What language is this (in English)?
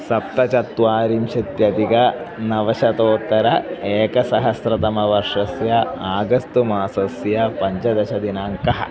Sanskrit